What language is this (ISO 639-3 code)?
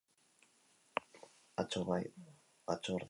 eus